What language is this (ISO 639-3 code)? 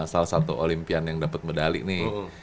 ind